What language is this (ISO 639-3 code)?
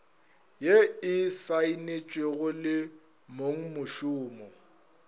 nso